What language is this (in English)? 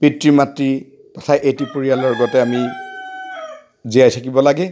Assamese